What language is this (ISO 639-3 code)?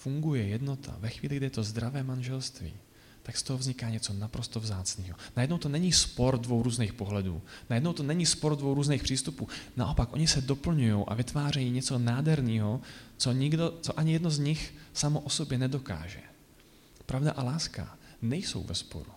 ces